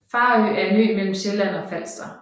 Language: Danish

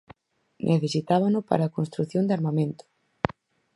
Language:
Galician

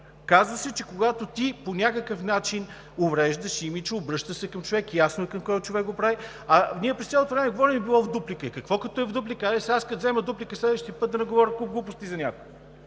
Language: Bulgarian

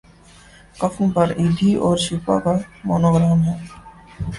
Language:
Urdu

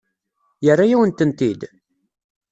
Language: Kabyle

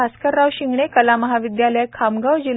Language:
Marathi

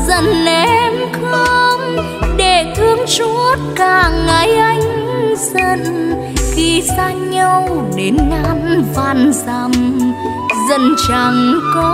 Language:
Vietnamese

